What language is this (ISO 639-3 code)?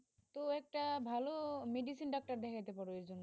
ben